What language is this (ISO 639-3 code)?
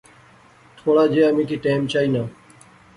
phr